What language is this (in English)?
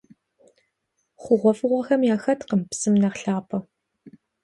Kabardian